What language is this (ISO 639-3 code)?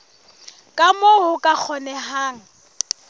sot